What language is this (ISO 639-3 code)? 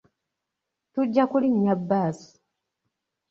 lug